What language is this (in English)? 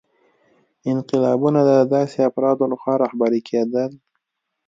Pashto